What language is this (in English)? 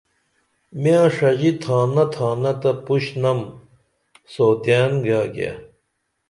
Dameli